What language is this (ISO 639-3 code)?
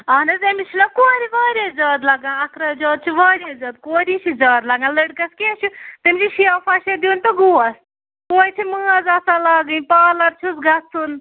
kas